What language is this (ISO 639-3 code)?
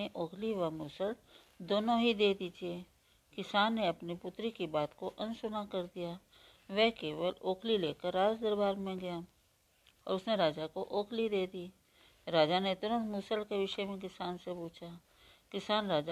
hin